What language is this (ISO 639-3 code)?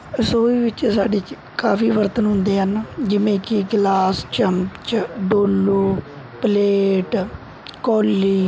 pan